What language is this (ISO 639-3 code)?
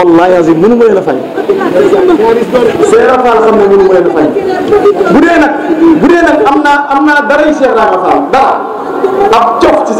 ind